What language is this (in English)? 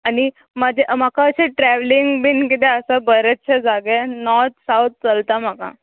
Konkani